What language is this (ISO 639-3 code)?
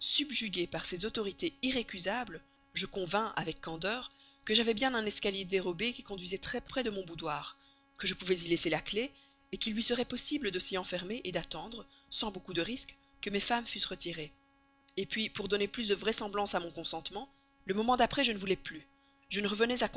fra